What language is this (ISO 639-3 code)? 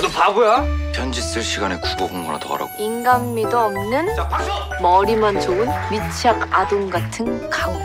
kor